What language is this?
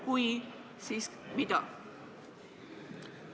Estonian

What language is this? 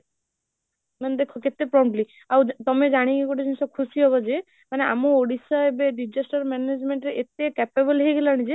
Odia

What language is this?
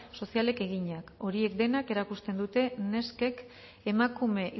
Basque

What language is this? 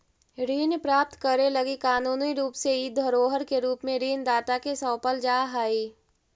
Magahi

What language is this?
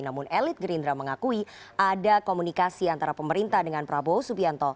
Indonesian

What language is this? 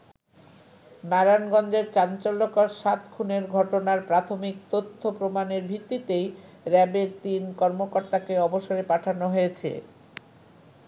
Bangla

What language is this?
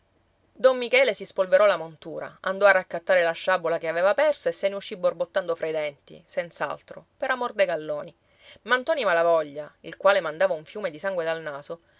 Italian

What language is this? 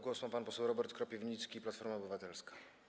Polish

